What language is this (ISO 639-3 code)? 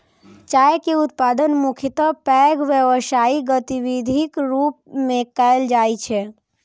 mai